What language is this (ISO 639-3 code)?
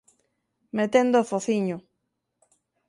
glg